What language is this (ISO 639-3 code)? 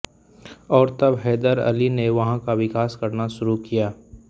hin